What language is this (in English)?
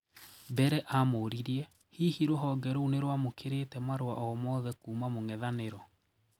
Kikuyu